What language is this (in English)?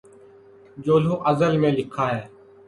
Urdu